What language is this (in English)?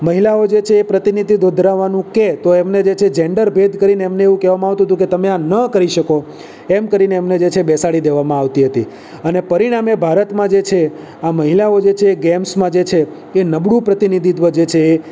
Gujarati